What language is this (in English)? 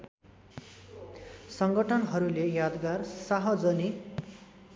Nepali